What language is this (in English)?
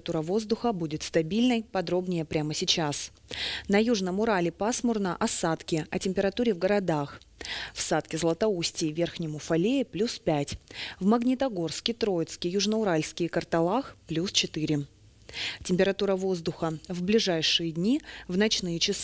Russian